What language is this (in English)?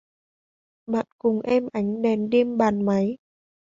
Vietnamese